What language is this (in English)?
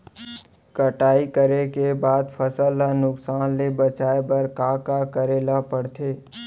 Chhattisgarhi